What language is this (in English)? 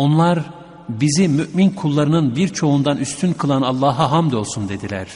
Turkish